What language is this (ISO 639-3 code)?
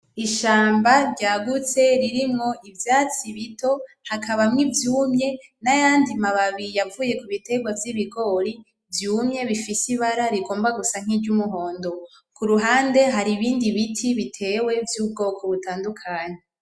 run